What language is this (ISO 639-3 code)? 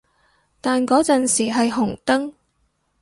yue